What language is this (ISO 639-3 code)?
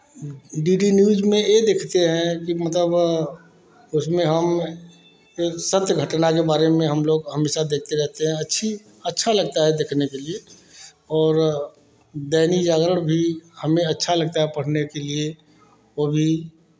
hin